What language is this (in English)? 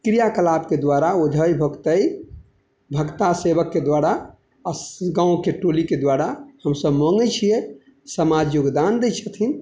Maithili